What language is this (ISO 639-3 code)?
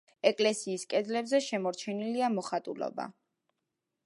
kat